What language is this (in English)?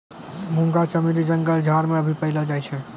Maithili